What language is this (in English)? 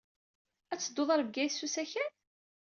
Kabyle